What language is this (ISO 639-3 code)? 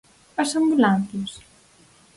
glg